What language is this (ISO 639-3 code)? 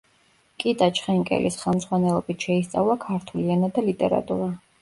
kat